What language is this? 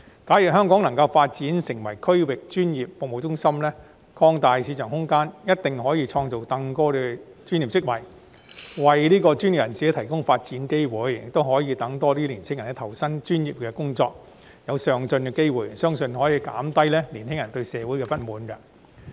Cantonese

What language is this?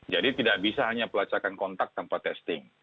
Indonesian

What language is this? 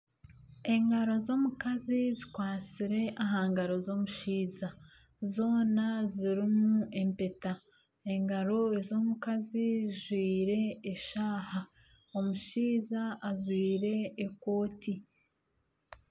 Nyankole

